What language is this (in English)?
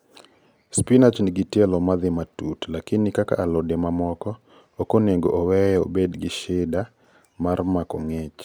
Luo (Kenya and Tanzania)